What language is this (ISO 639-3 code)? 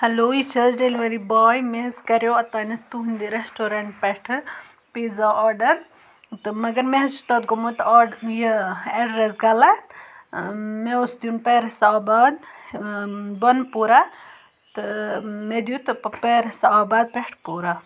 kas